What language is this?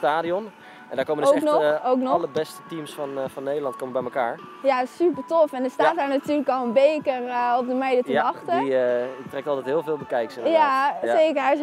Dutch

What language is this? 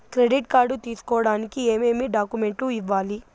Telugu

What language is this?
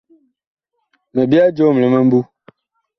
Bakoko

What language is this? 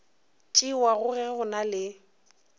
Northern Sotho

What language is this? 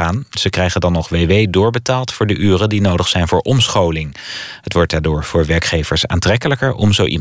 Dutch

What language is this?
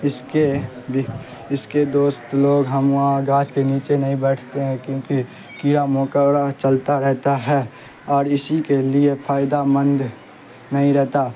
Urdu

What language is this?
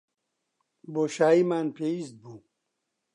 Central Kurdish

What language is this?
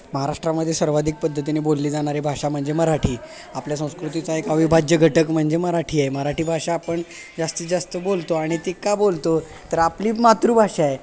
Marathi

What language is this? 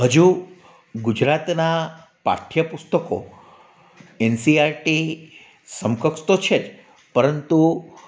Gujarati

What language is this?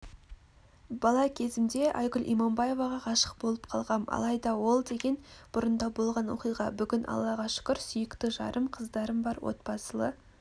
Kazakh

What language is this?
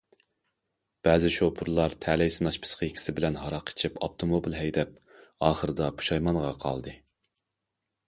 Uyghur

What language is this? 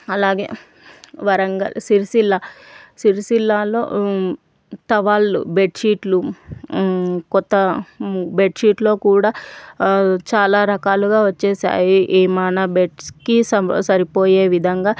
Telugu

